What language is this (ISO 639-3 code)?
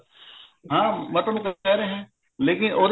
pan